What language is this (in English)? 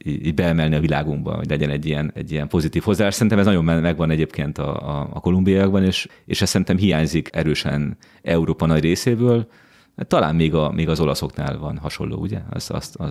Hungarian